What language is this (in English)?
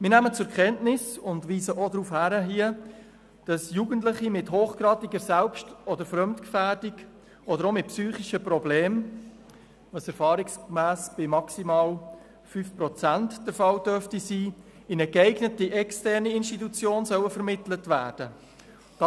Swiss German